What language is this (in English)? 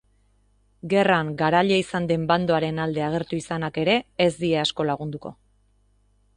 Basque